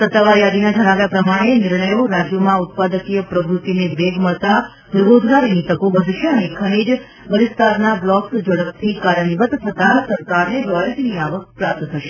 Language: Gujarati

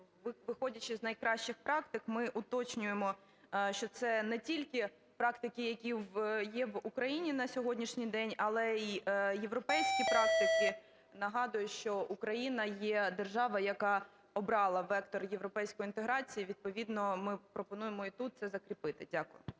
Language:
Ukrainian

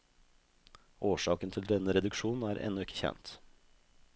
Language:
Norwegian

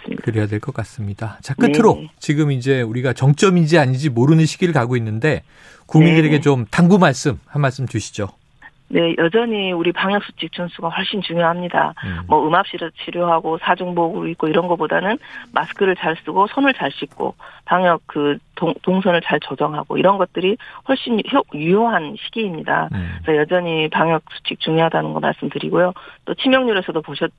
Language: Korean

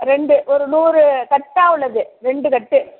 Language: Tamil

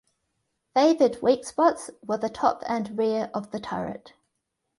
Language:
English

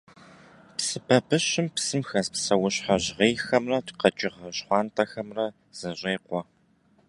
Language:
Kabardian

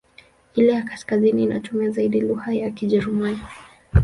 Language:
Swahili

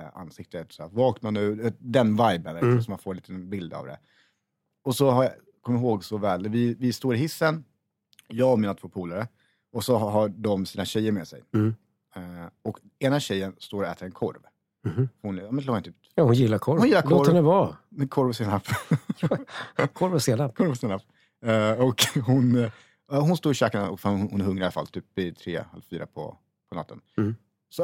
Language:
Swedish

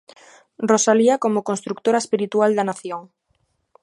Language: Galician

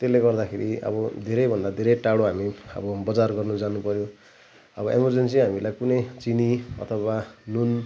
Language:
Nepali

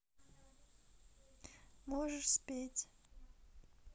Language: Russian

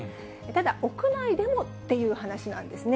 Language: Japanese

